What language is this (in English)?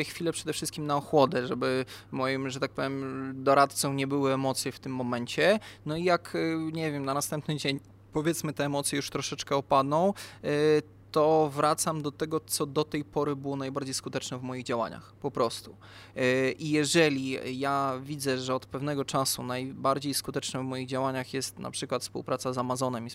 Polish